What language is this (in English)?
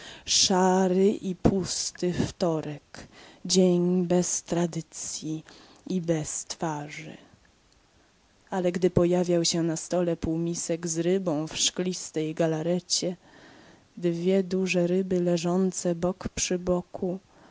Polish